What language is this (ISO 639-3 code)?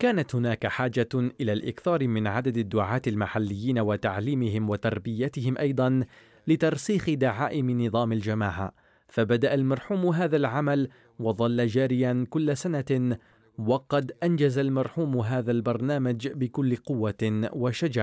ara